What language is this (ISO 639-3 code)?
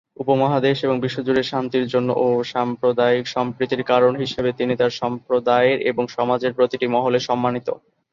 ben